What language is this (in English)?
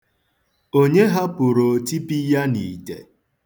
Igbo